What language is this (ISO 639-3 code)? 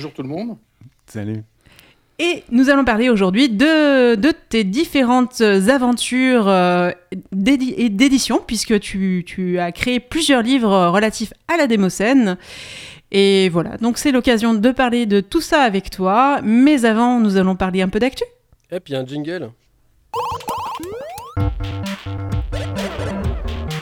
fra